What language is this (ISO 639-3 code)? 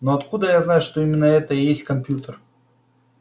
rus